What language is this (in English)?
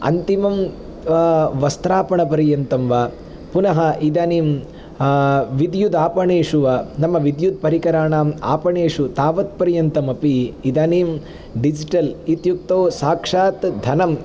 Sanskrit